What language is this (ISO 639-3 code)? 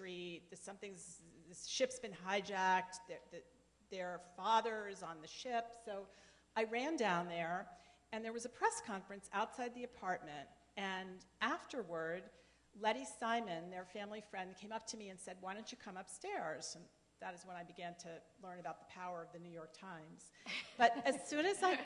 eng